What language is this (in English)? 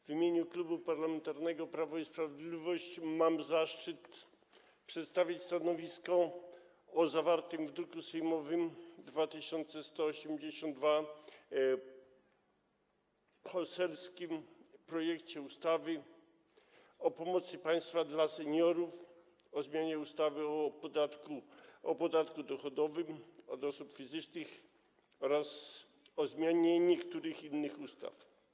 Polish